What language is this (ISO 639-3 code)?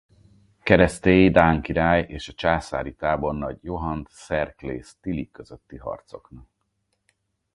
hun